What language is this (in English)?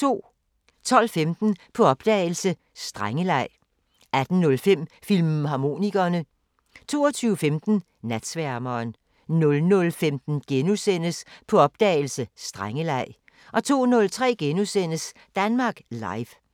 Danish